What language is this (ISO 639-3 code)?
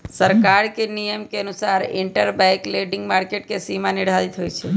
mag